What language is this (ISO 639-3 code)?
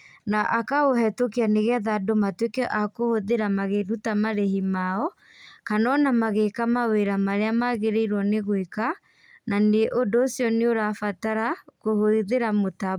kik